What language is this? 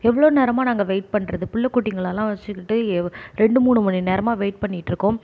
Tamil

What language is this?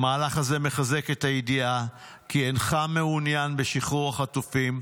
Hebrew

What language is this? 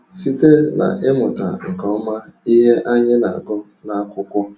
Igbo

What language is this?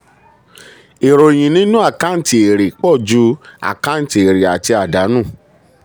Yoruba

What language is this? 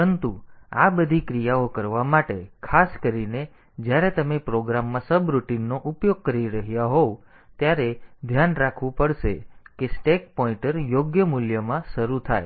Gujarati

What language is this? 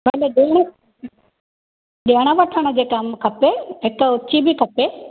Sindhi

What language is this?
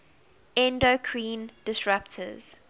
English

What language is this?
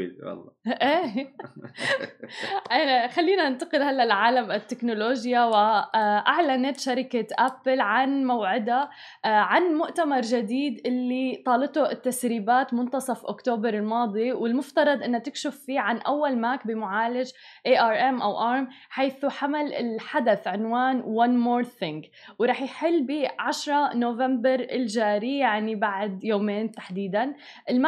Arabic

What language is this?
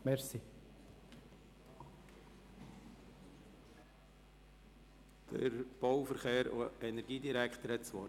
Swiss German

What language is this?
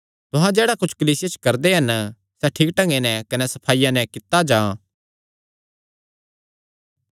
Kangri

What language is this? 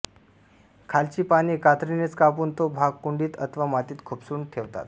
Marathi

